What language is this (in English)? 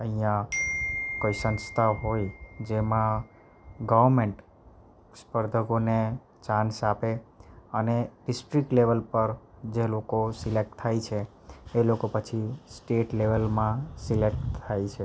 Gujarati